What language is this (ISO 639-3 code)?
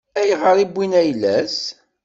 kab